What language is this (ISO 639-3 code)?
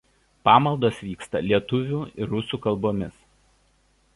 lit